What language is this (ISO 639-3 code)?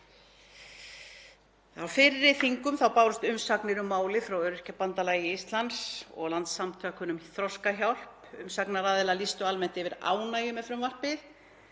isl